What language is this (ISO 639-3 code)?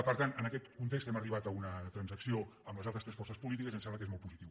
cat